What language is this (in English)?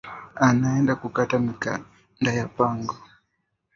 Swahili